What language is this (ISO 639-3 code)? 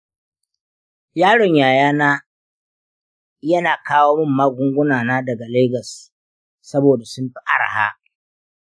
hau